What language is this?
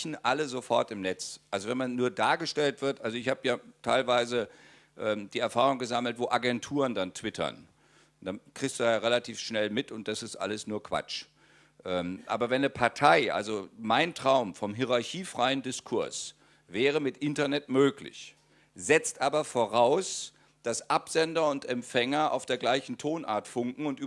German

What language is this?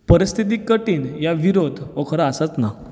Konkani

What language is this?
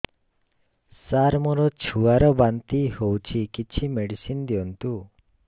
Odia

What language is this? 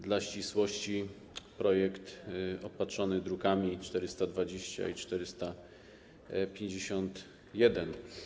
Polish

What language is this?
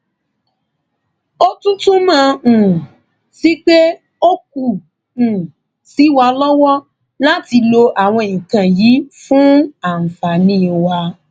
Yoruba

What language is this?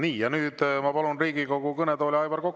Estonian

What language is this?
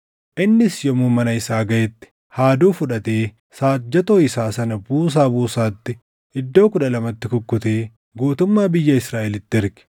Oromo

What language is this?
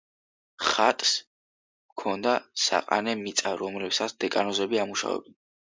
Georgian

